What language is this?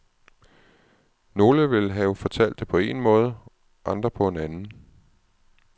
Danish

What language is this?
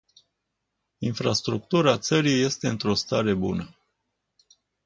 Romanian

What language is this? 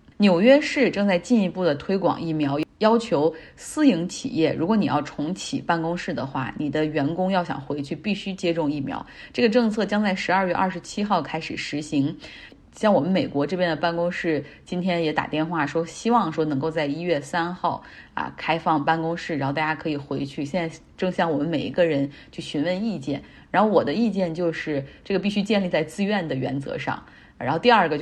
Chinese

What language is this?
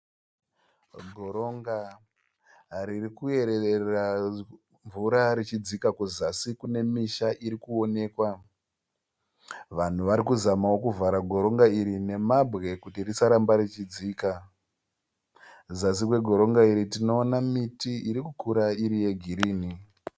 Shona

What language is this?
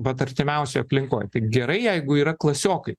Lithuanian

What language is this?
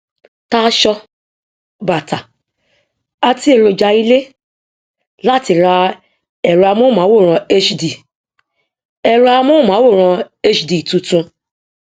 Yoruba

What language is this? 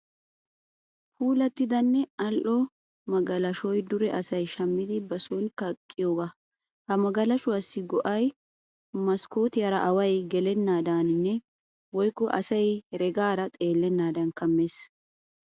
Wolaytta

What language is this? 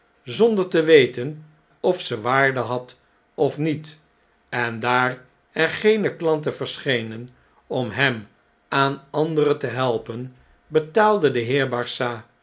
Dutch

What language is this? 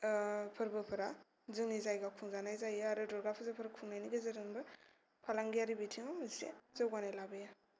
Bodo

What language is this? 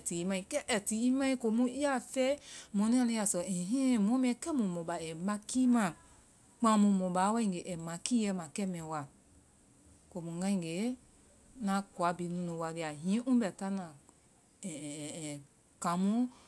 Vai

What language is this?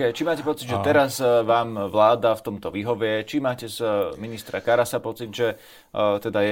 Slovak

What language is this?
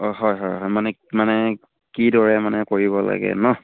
Assamese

